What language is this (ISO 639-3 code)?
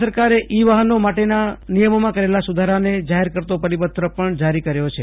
guj